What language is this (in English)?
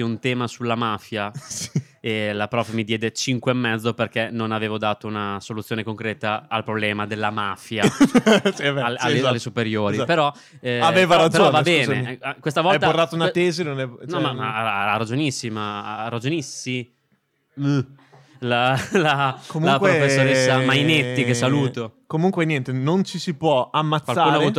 Italian